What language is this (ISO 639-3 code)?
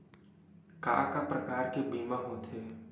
hne